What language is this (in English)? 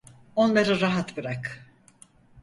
Turkish